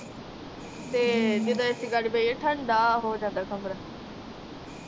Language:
Punjabi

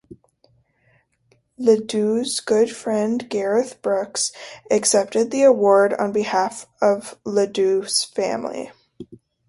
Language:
English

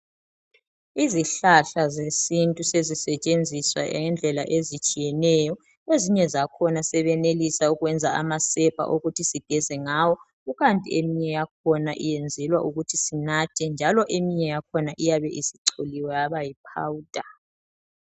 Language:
North Ndebele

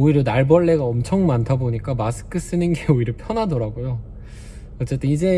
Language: Korean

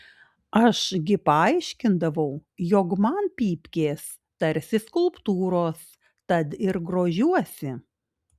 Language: Lithuanian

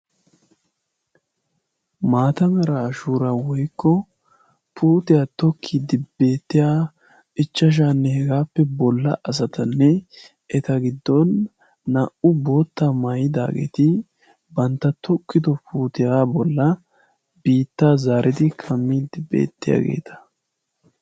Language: Wolaytta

